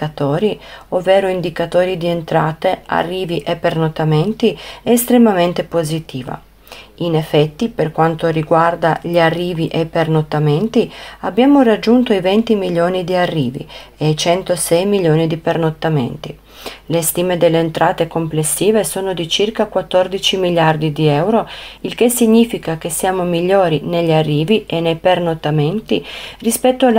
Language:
Italian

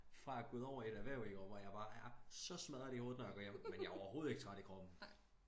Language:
Danish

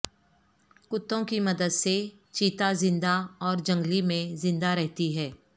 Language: Urdu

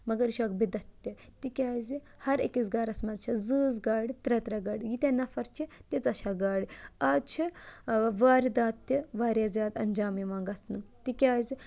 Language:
Kashmiri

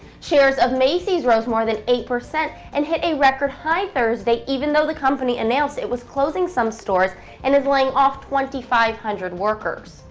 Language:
English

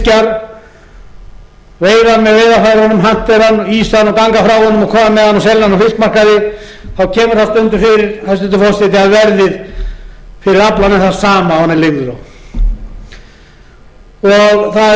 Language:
Icelandic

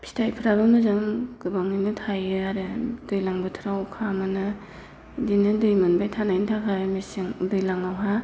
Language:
Bodo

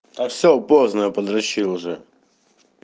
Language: Russian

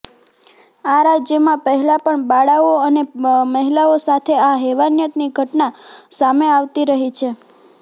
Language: Gujarati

